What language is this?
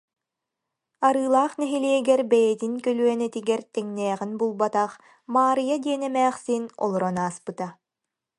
Yakut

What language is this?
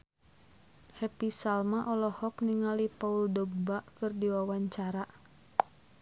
Sundanese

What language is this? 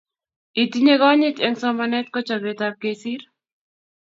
Kalenjin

